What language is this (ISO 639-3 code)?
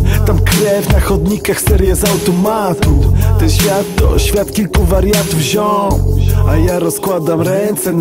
pol